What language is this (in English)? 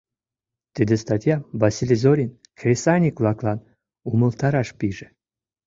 Mari